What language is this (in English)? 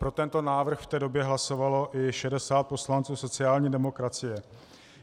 Czech